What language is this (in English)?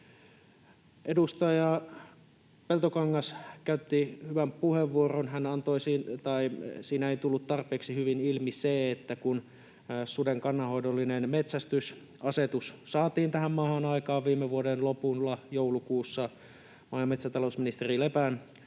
Finnish